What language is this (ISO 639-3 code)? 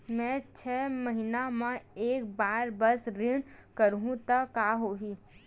hne